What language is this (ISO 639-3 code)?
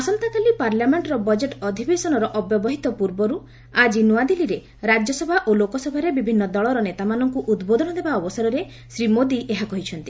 ori